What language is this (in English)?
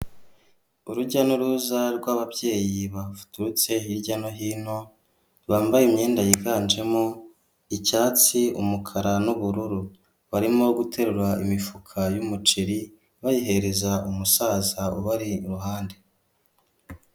Kinyarwanda